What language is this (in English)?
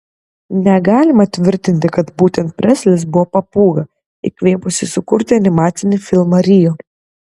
Lithuanian